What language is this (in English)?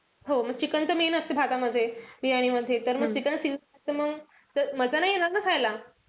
Marathi